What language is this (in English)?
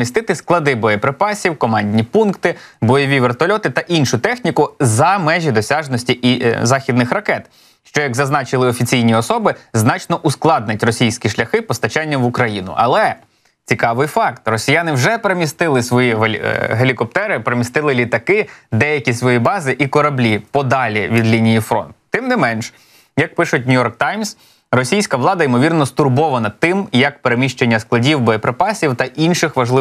Ukrainian